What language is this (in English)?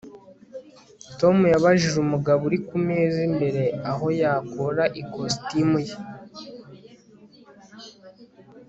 Kinyarwanda